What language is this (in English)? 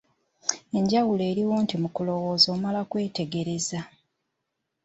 Ganda